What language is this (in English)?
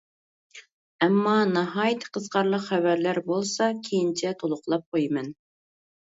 Uyghur